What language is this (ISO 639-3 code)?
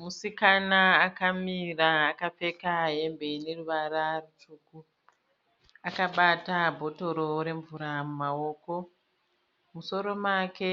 sna